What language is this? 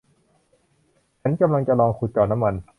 Thai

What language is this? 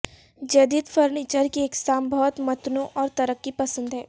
Urdu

